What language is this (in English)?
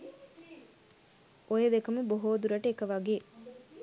Sinhala